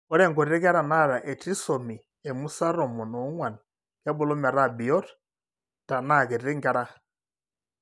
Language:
Masai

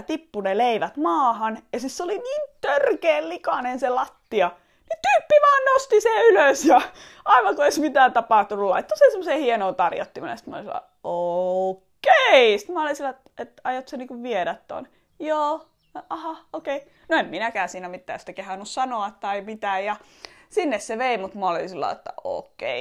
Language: Finnish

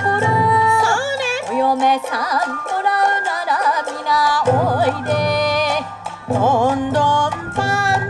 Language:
Japanese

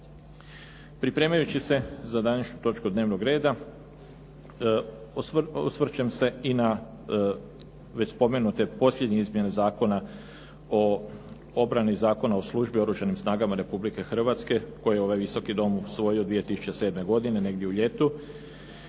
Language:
Croatian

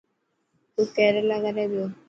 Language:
Dhatki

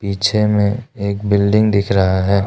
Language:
Hindi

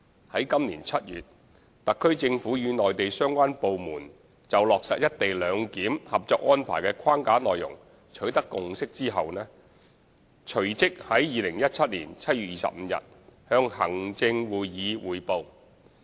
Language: Cantonese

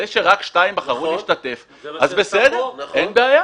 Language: Hebrew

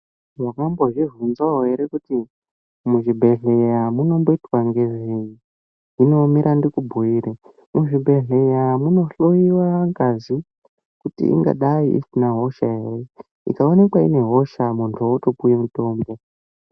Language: Ndau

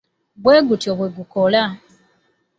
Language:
Ganda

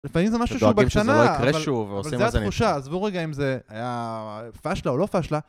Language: Hebrew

